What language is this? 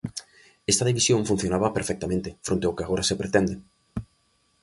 Galician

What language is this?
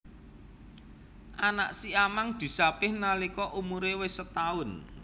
Javanese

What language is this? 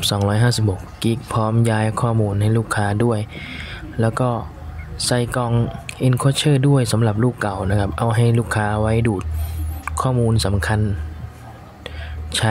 Thai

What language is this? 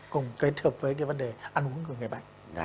Vietnamese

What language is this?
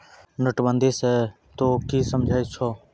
Maithili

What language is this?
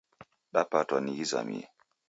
Taita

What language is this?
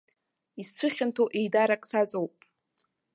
Abkhazian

